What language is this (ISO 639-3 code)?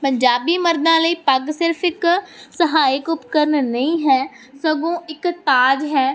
pan